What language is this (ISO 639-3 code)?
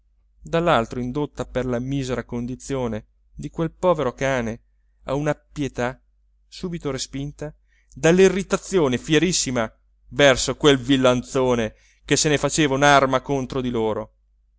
ita